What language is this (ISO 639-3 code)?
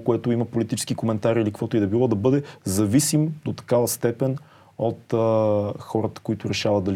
bul